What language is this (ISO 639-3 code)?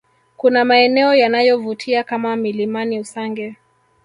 swa